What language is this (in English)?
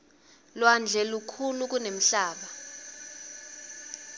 Swati